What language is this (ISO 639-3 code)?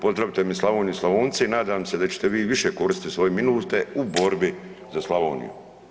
hrv